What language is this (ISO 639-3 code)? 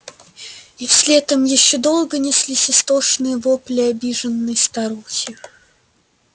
rus